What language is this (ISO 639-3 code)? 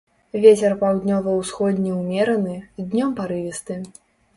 bel